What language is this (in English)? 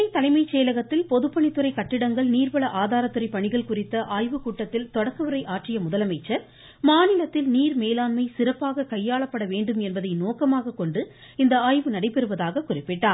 Tamil